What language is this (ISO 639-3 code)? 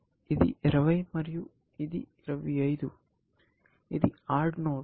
tel